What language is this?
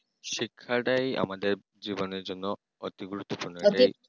Bangla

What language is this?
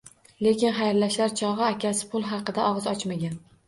Uzbek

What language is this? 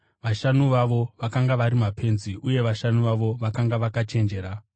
Shona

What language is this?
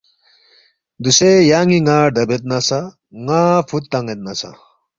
Balti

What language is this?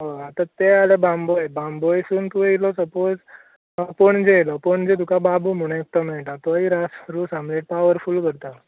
Konkani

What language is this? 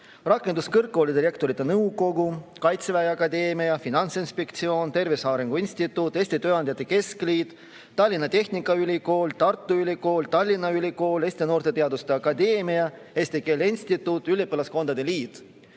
Estonian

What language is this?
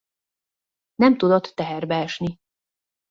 Hungarian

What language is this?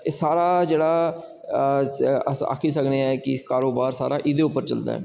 Dogri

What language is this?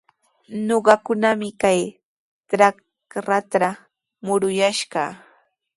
Sihuas Ancash Quechua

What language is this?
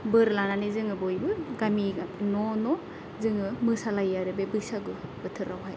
Bodo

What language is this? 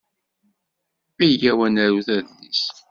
Kabyle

